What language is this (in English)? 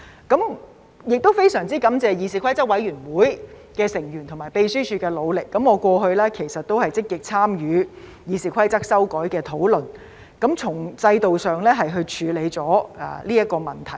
Cantonese